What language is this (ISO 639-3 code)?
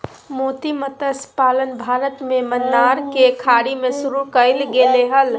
mag